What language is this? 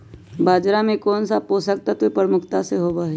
Magahi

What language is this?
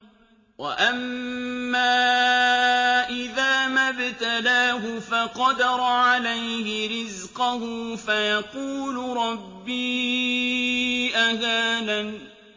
Arabic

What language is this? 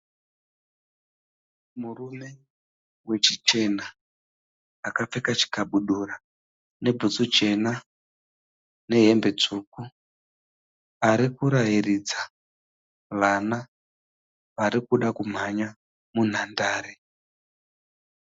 Shona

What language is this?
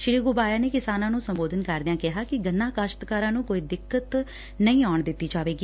Punjabi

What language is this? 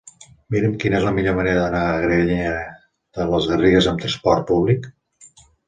Catalan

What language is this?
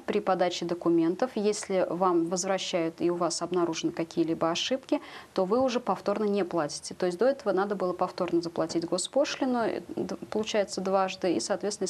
Russian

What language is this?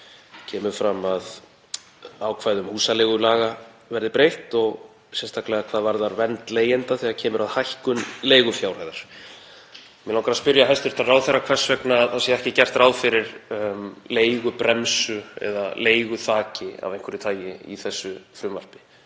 Icelandic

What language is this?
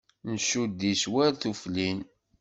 Kabyle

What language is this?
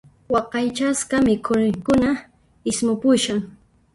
Puno Quechua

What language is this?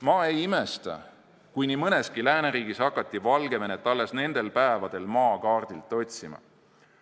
Estonian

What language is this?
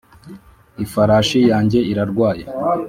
Kinyarwanda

